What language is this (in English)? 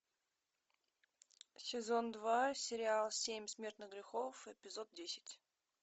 Russian